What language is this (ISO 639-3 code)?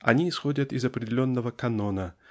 rus